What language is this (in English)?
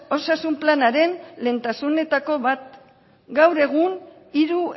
Basque